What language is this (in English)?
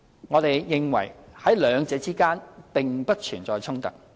Cantonese